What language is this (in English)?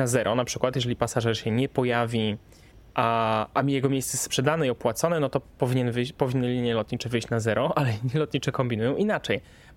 Polish